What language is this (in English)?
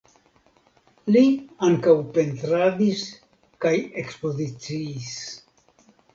Esperanto